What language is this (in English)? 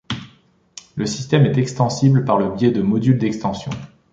French